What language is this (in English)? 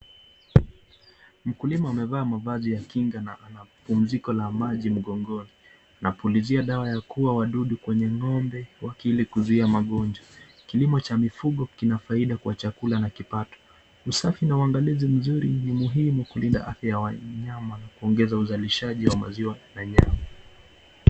Swahili